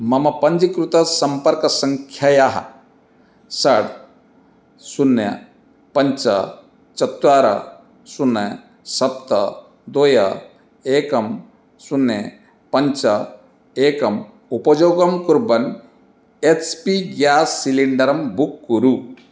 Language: Sanskrit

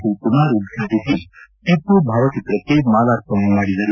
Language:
Kannada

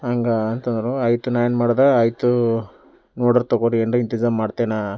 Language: Kannada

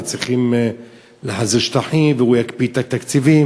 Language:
Hebrew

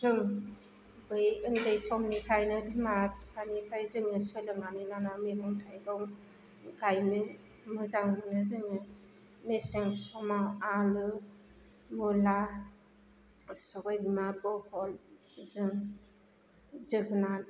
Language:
Bodo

